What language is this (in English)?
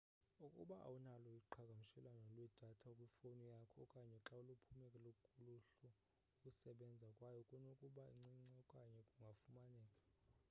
Xhosa